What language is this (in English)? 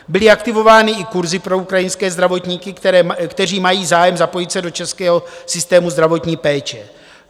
Czech